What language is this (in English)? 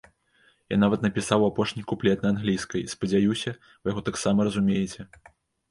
Belarusian